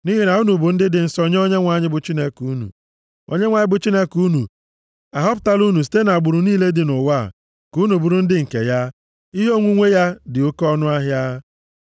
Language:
Igbo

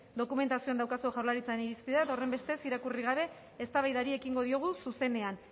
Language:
Basque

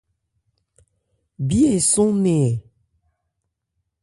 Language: Ebrié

